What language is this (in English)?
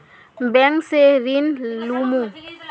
Magahi